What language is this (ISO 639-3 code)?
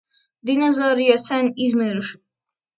lav